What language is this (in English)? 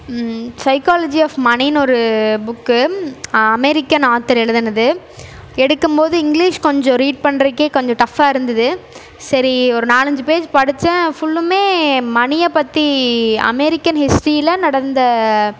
Tamil